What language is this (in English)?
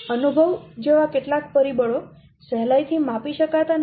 Gujarati